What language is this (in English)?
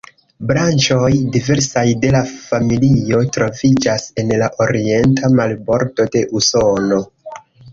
Esperanto